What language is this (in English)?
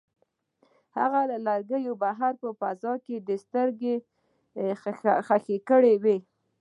Pashto